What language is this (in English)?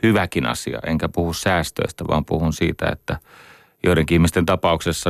Finnish